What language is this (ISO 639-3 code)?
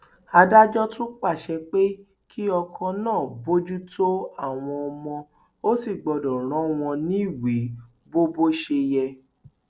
yor